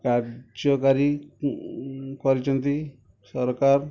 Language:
Odia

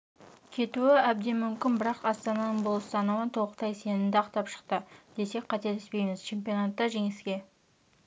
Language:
Kazakh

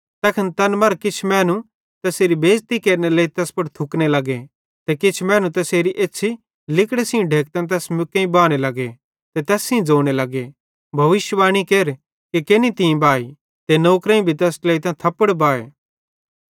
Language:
Bhadrawahi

